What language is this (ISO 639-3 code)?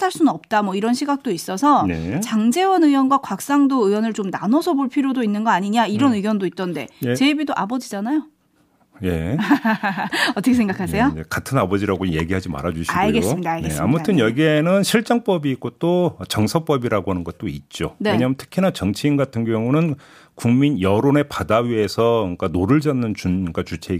kor